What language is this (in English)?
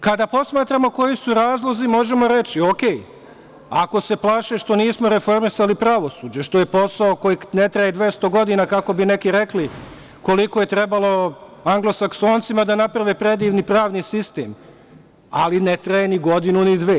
Serbian